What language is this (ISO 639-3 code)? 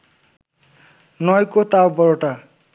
ben